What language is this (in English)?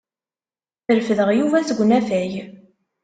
Kabyle